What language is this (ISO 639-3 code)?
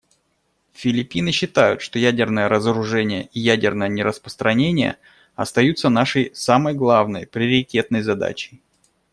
rus